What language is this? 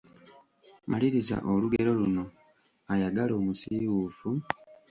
Ganda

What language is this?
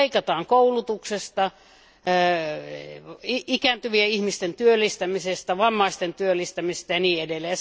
Finnish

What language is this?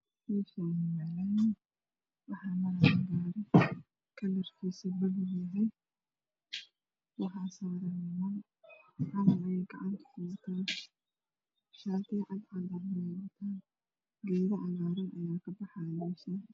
Somali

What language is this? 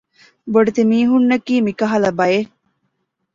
Divehi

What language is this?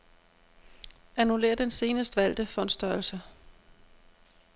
Danish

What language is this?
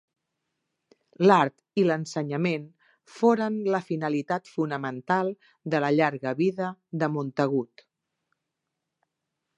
Catalan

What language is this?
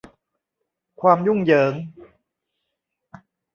Thai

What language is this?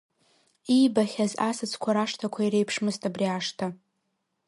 Abkhazian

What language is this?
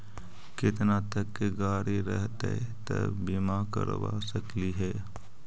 Magahi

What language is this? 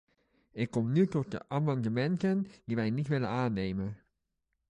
Dutch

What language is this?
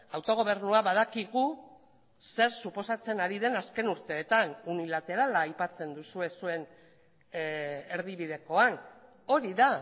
Basque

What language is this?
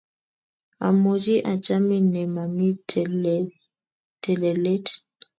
Kalenjin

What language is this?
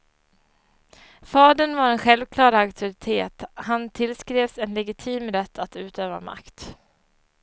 Swedish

